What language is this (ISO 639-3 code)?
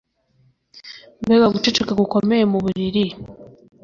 kin